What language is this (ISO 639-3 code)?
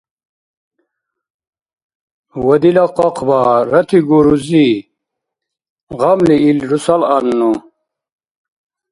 dar